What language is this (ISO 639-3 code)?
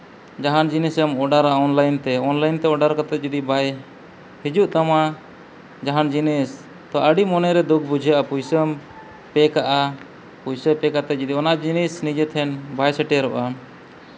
sat